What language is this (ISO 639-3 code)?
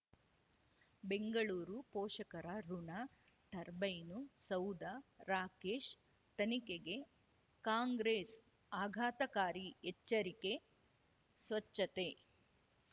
kan